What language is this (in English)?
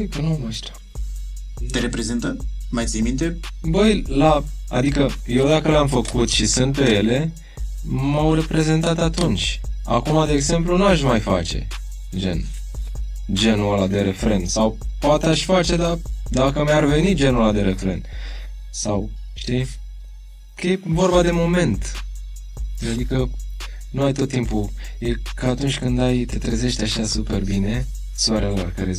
Romanian